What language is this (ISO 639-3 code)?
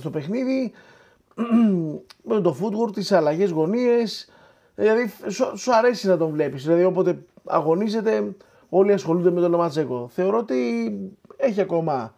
ell